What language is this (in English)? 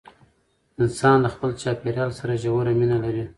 Pashto